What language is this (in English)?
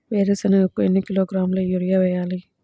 Telugu